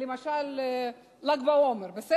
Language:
Hebrew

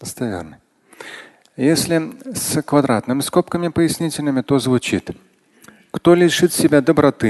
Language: Russian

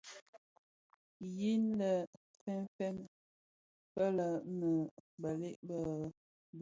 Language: Bafia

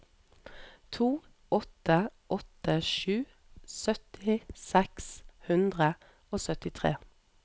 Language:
Norwegian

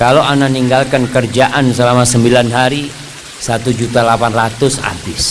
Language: Indonesian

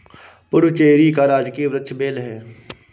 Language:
Hindi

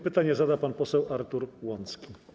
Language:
Polish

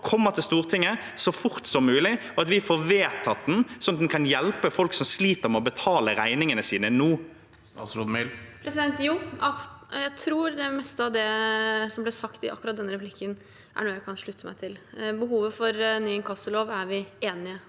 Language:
Norwegian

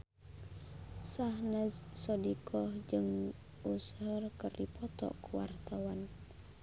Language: Sundanese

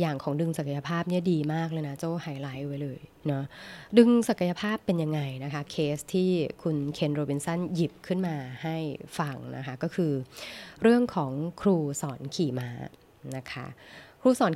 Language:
Thai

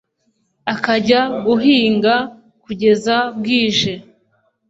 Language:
Kinyarwanda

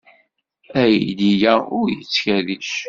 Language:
Kabyle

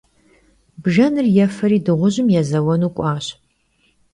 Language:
Kabardian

